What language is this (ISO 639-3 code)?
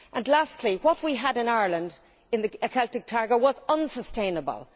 eng